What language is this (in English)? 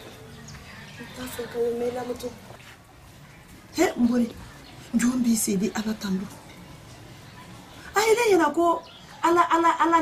Arabic